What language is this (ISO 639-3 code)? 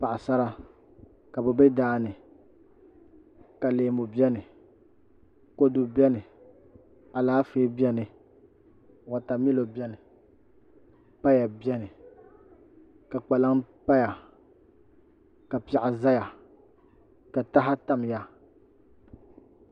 dag